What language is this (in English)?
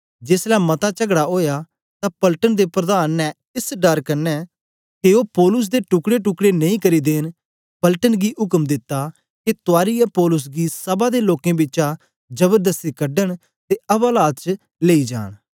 Dogri